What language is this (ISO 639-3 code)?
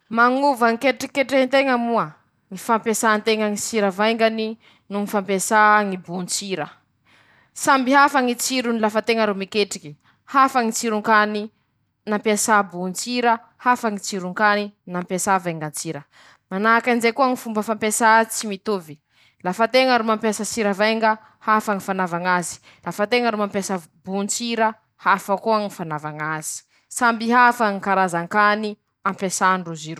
msh